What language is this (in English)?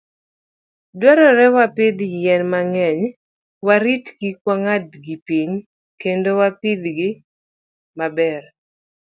Luo (Kenya and Tanzania)